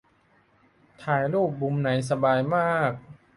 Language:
Thai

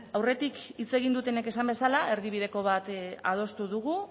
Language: Basque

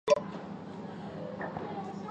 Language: Chinese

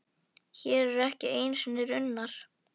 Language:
Icelandic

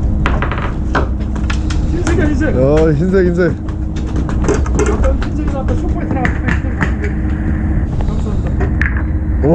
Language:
Korean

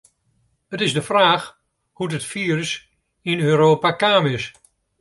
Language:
Western Frisian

